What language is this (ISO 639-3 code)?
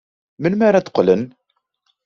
kab